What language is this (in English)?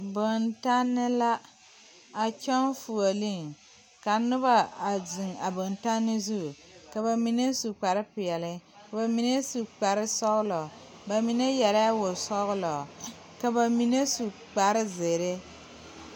Southern Dagaare